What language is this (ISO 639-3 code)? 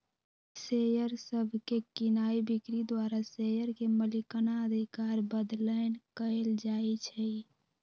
mag